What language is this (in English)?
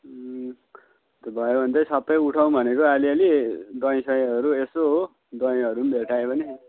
Nepali